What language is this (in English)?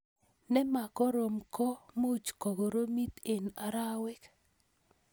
Kalenjin